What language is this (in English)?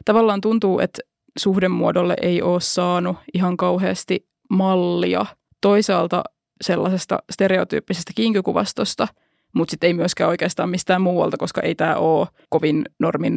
Finnish